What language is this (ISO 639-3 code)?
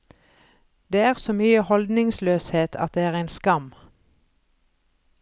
nor